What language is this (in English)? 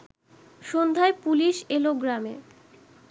Bangla